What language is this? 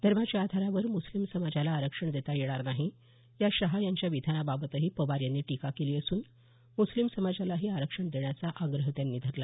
Marathi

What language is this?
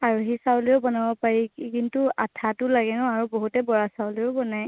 Assamese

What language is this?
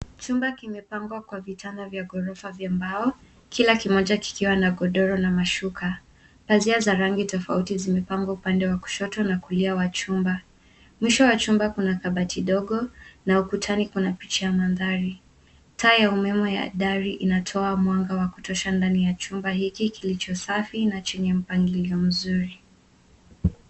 Swahili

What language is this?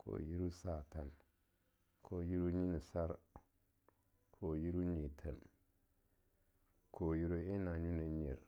Longuda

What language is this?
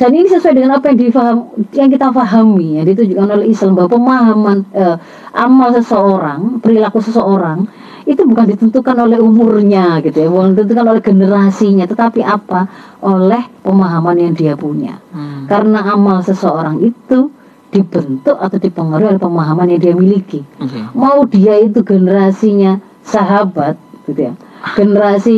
Indonesian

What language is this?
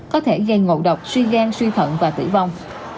Vietnamese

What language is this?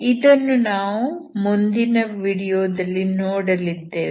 Kannada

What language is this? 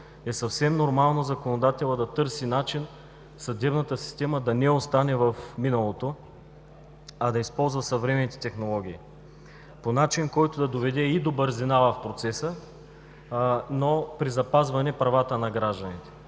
Bulgarian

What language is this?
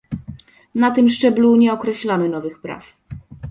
Polish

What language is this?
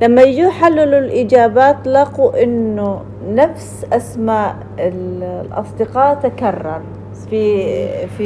Arabic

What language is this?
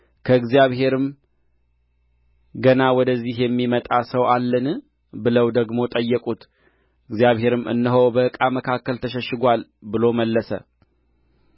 Amharic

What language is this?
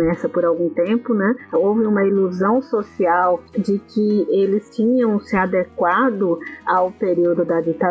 Portuguese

